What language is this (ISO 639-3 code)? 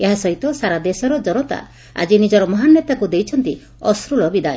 ori